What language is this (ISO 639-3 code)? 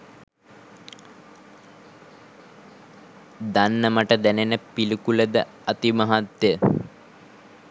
sin